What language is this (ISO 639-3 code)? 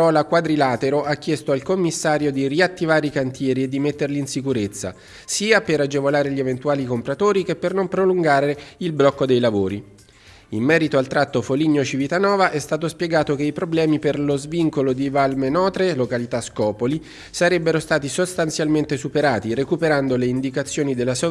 ita